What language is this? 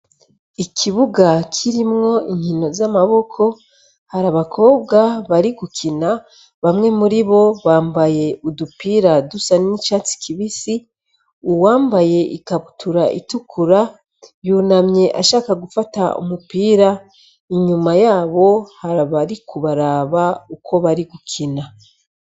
Rundi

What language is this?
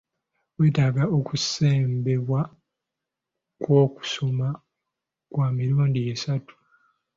Ganda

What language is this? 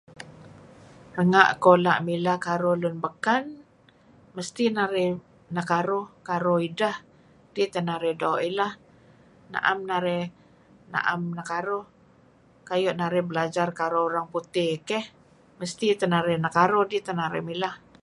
Kelabit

